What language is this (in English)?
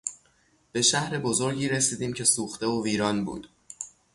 Persian